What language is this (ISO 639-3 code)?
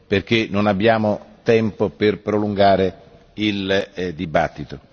ita